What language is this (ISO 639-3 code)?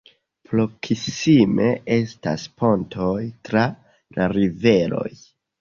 epo